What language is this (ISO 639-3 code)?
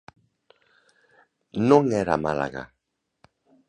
glg